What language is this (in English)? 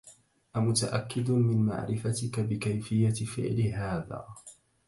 Arabic